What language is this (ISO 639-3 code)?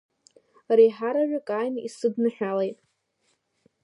abk